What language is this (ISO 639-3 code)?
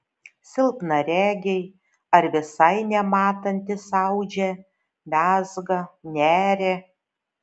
lit